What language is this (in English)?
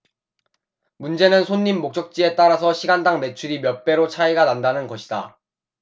Korean